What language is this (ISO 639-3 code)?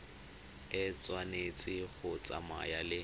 tsn